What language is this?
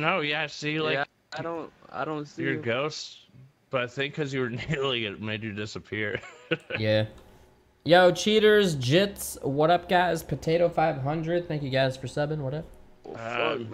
English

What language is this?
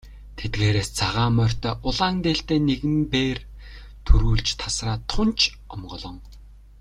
Mongolian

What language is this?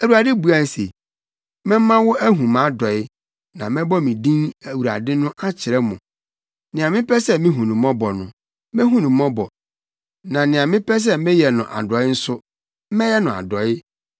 Akan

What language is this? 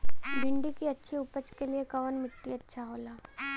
Bhojpuri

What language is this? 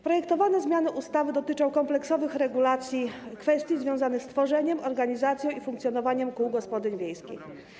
Polish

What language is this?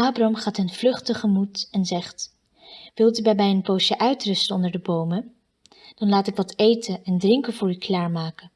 Dutch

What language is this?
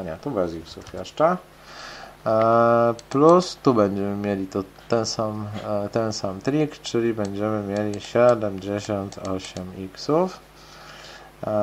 Polish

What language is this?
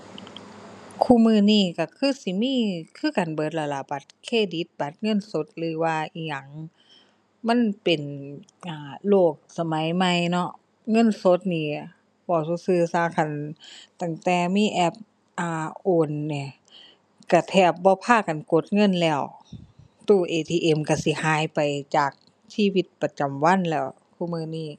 Thai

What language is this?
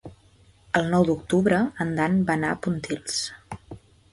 Catalan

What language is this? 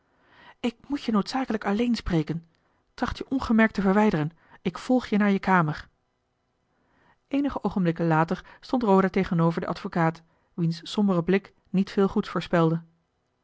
Dutch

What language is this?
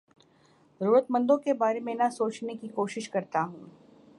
Urdu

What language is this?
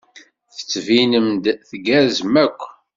Kabyle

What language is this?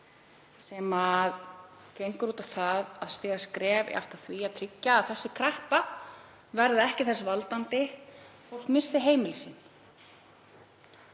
Icelandic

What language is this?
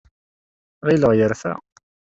Kabyle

